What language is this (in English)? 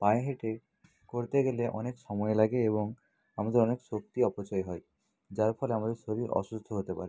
Bangla